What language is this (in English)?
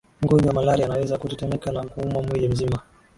Swahili